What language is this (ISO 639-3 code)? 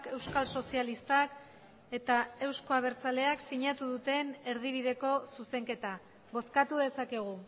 eus